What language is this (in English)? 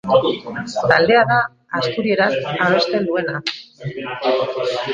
Basque